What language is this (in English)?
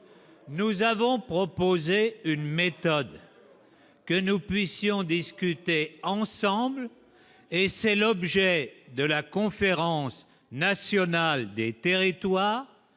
French